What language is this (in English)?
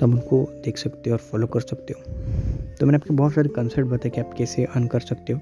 Hindi